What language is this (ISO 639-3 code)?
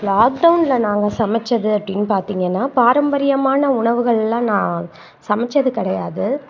tam